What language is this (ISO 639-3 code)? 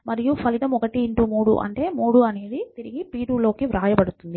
tel